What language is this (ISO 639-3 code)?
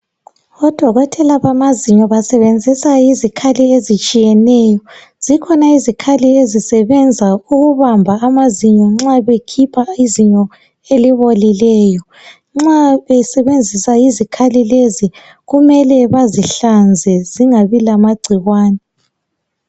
nde